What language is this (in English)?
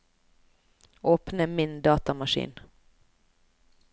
Norwegian